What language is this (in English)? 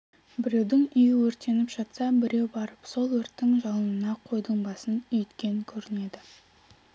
Kazakh